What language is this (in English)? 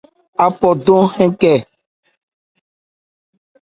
Ebrié